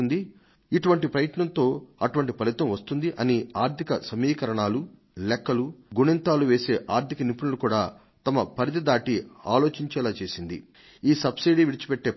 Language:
Telugu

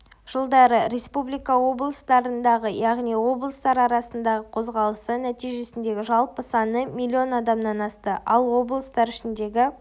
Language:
Kazakh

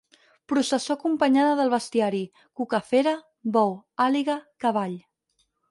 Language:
Catalan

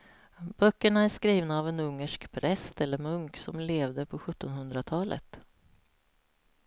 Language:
Swedish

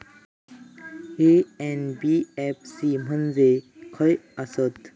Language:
Marathi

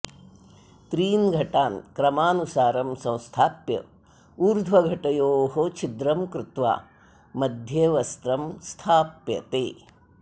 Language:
Sanskrit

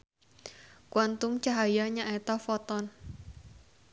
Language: Sundanese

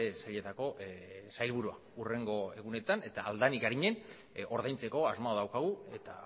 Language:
Basque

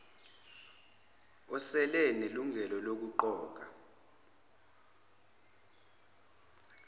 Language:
Zulu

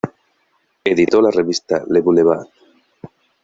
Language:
Spanish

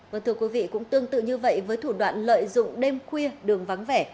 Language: Vietnamese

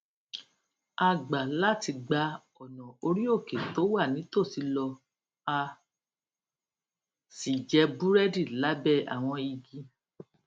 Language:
Yoruba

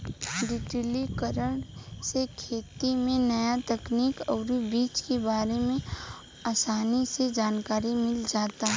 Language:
Bhojpuri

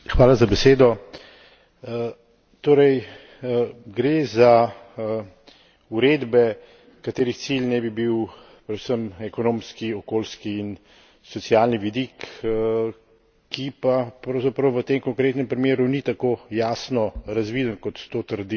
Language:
Slovenian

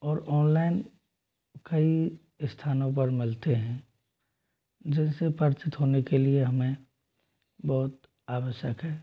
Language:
Hindi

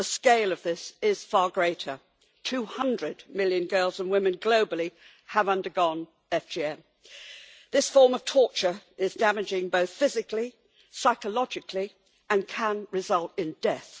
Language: English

